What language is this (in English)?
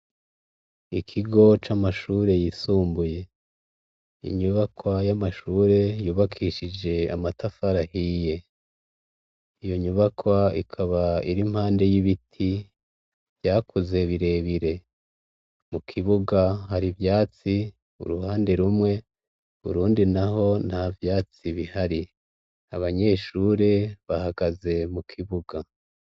Rundi